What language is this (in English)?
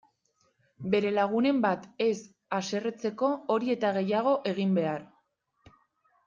Basque